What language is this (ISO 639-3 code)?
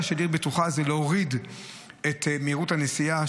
heb